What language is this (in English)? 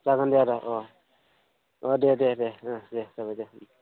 Bodo